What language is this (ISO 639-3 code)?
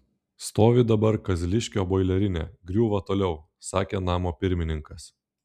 lit